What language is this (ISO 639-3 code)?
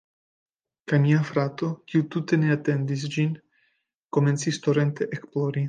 epo